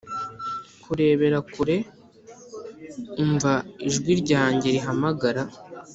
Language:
Kinyarwanda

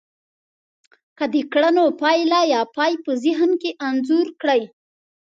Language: Pashto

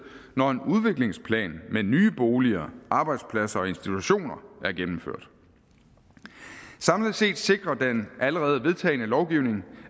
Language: Danish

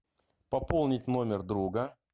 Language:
Russian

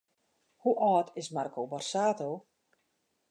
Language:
Western Frisian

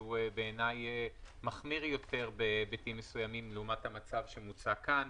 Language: Hebrew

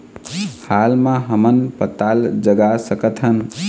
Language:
Chhattisgarhi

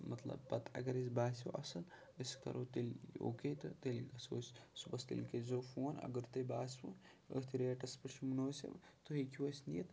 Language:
Kashmiri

